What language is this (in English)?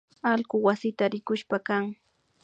Imbabura Highland Quichua